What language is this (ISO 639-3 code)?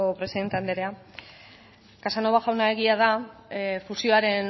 eus